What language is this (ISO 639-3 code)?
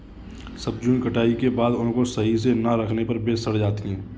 hin